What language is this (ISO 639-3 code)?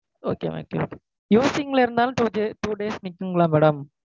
tam